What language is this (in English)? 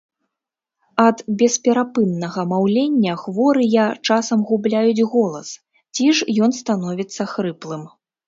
Belarusian